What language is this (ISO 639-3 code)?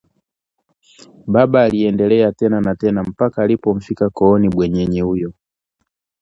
swa